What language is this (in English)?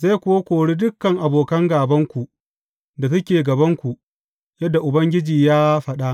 Hausa